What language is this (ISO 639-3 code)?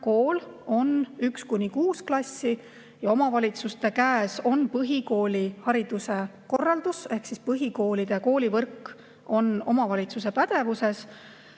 est